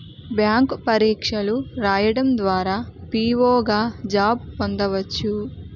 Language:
Telugu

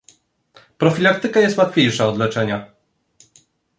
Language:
Polish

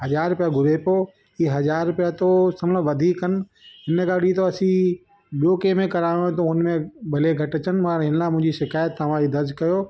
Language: Sindhi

